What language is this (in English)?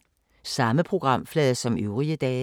Danish